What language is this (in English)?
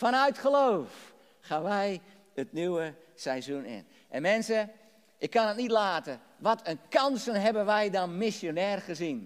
Dutch